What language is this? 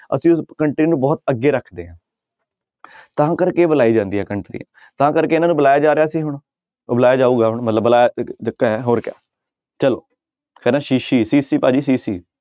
Punjabi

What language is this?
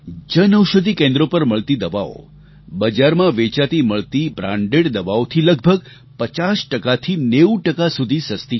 Gujarati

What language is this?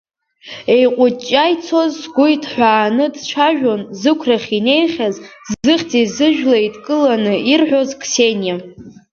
Abkhazian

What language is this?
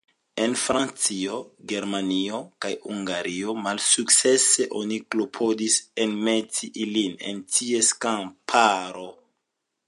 Esperanto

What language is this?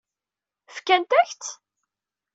Kabyle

